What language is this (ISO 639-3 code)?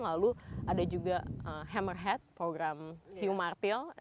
ind